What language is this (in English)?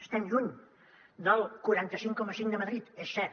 Catalan